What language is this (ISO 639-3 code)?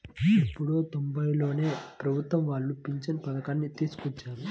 tel